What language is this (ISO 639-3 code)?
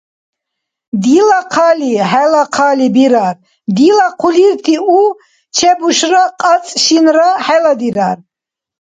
dar